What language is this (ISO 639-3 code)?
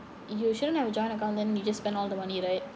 eng